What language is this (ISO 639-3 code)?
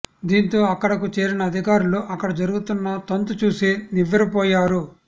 tel